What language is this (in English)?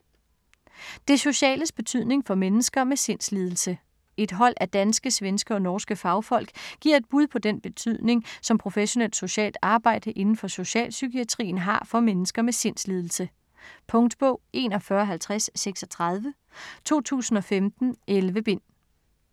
Danish